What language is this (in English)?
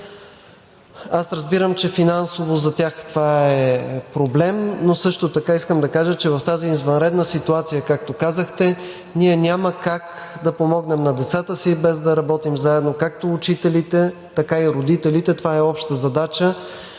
Bulgarian